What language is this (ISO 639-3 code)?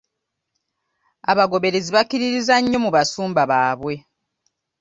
lug